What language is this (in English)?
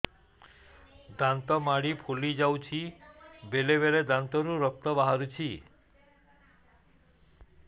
Odia